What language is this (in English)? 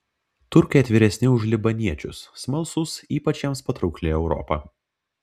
Lithuanian